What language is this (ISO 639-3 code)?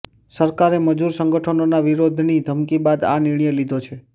guj